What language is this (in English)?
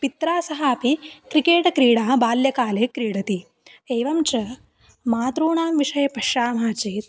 Sanskrit